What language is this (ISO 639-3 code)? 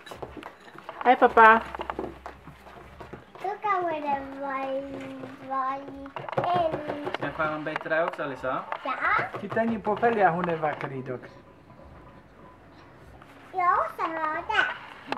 swe